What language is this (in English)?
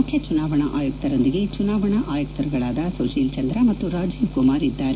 Kannada